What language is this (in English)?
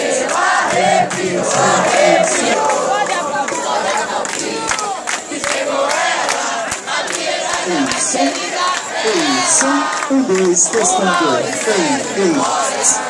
Spanish